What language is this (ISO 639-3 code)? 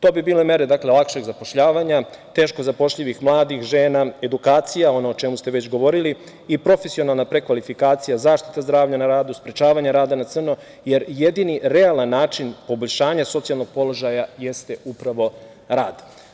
srp